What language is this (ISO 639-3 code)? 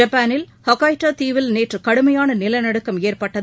tam